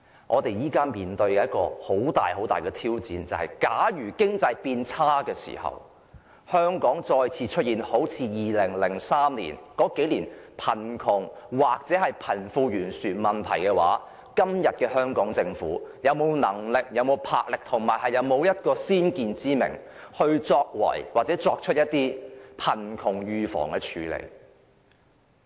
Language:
Cantonese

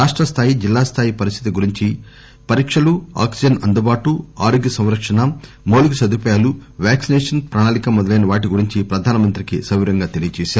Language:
Telugu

